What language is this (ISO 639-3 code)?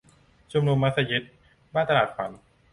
tha